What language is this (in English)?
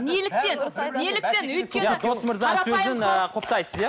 Kazakh